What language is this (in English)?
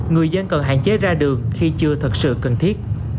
Vietnamese